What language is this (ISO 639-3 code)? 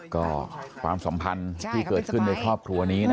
tha